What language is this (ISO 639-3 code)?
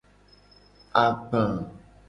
gej